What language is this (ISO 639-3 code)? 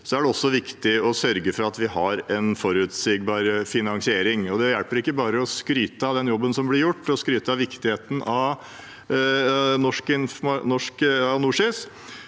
nor